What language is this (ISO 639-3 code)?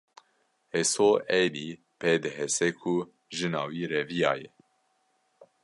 kur